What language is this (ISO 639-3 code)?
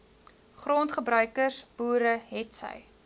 afr